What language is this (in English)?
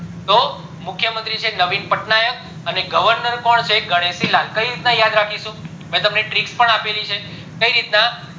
Gujarati